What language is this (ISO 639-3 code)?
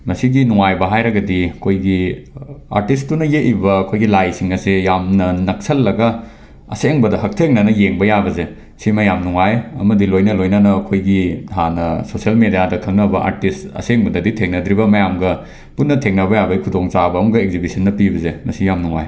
mni